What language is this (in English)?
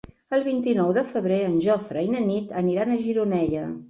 Catalan